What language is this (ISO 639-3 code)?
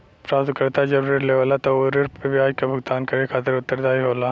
bho